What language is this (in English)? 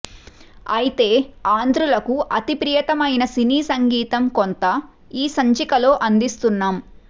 Telugu